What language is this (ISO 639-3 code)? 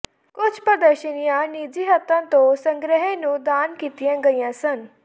pan